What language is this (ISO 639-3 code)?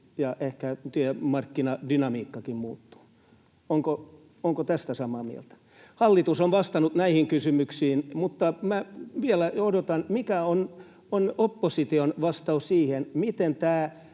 fin